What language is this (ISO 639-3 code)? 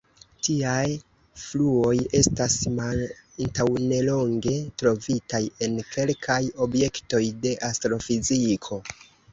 epo